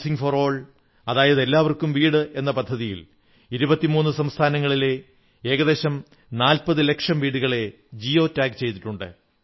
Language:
Malayalam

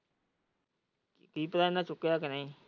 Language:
Punjabi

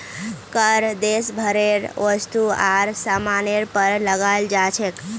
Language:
Magahi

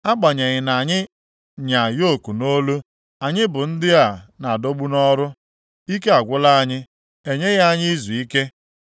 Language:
Igbo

